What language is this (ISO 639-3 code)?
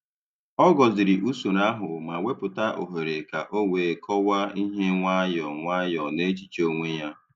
ibo